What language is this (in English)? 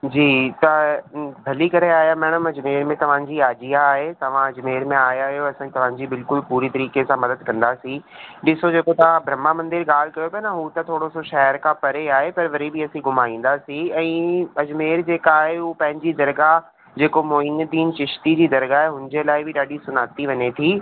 Sindhi